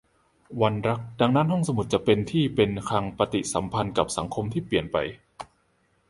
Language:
Thai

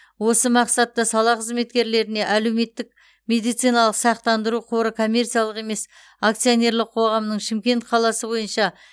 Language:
Kazakh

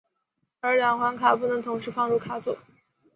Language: Chinese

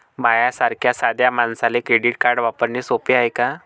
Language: Marathi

